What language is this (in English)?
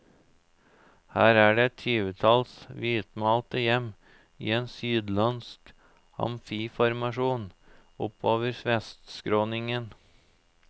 Norwegian